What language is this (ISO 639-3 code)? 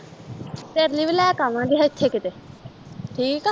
pan